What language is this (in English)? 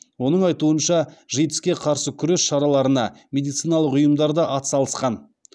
Kazakh